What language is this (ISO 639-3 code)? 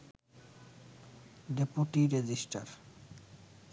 ben